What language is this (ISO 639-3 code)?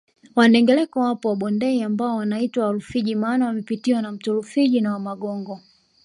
swa